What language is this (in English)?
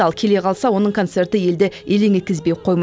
Kazakh